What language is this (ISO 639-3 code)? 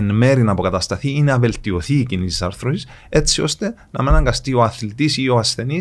ell